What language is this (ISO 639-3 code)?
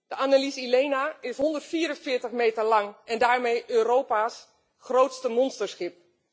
nld